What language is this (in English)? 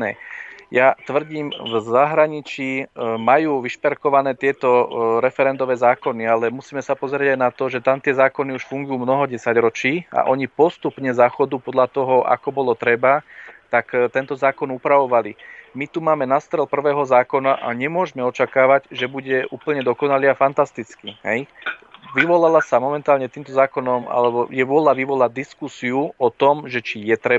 Slovak